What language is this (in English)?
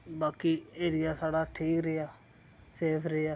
Dogri